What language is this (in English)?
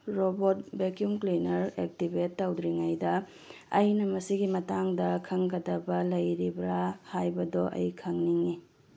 Manipuri